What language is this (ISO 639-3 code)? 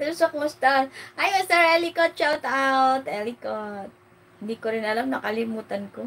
fil